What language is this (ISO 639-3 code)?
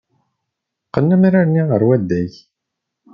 kab